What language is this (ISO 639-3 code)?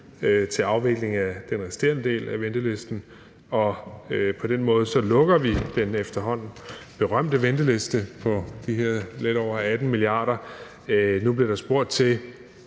dan